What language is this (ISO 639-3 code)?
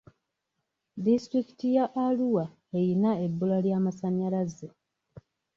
lug